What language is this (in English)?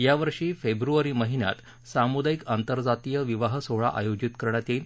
Marathi